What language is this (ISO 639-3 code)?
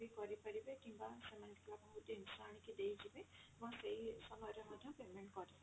ori